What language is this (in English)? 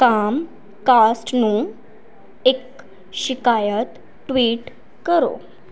Punjabi